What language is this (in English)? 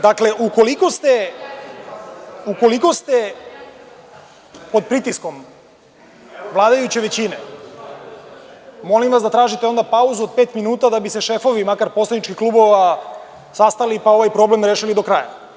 Serbian